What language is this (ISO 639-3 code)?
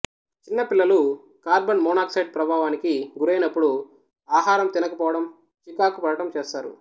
tel